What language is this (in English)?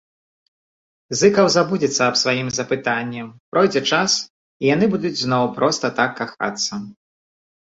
Belarusian